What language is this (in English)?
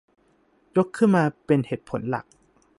Thai